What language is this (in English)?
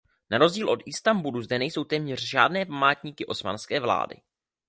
Czech